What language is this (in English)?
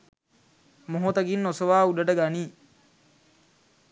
Sinhala